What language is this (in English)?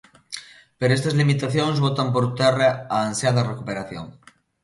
Galician